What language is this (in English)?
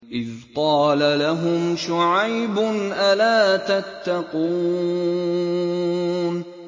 Arabic